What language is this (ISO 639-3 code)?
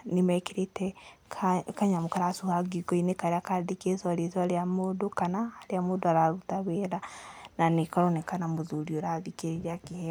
kik